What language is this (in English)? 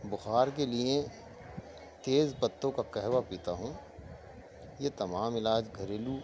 Urdu